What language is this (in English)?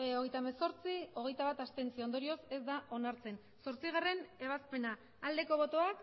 Basque